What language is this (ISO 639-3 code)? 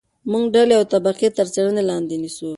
pus